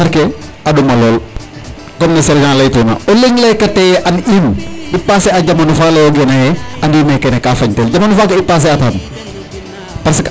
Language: Serer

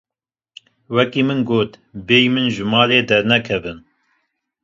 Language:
Kurdish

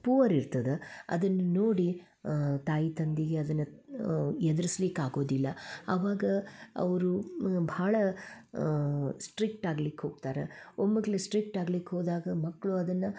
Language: Kannada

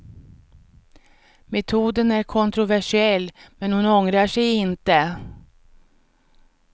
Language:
Swedish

